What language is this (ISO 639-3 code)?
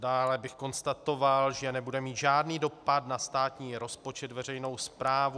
ces